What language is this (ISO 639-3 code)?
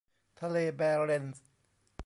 tha